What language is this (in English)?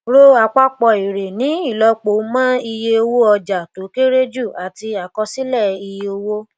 Yoruba